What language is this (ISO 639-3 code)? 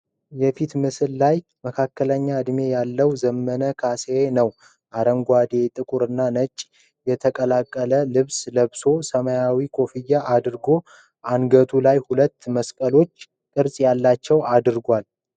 amh